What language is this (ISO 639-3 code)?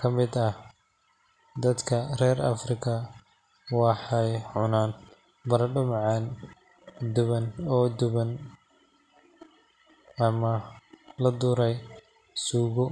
som